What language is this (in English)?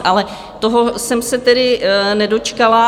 Czech